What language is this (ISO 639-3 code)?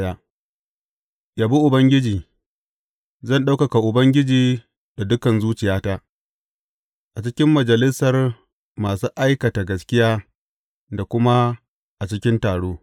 hau